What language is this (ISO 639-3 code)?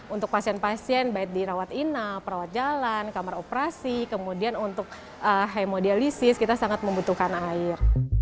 ind